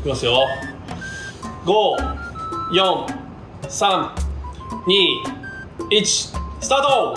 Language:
Japanese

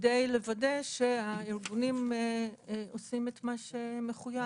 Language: Hebrew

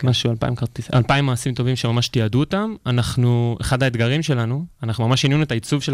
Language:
Hebrew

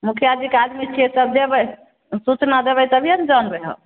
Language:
Maithili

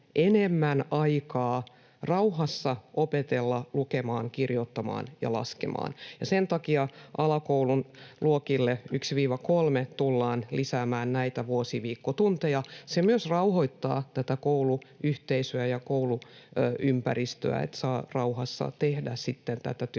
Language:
Finnish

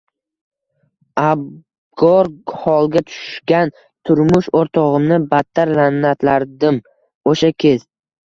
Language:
Uzbek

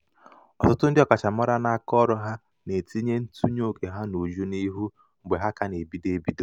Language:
Igbo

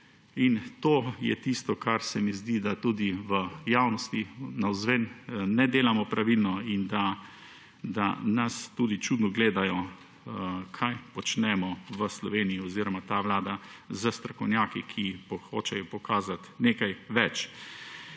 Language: Slovenian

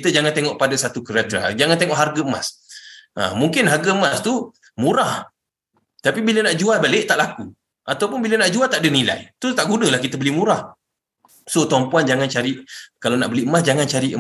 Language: Malay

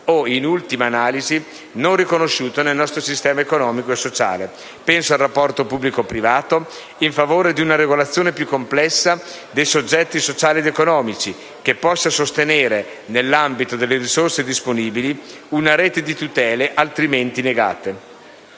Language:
Italian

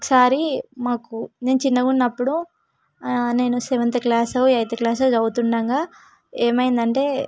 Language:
Telugu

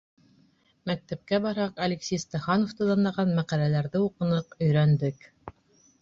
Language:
Bashkir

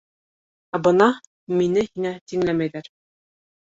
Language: Bashkir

